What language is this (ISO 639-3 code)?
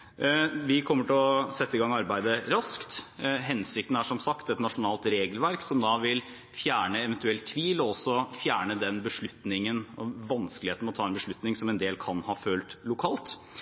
nob